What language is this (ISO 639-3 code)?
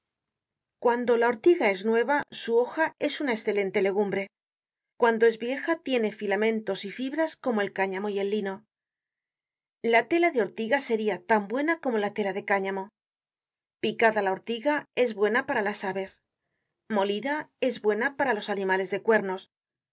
spa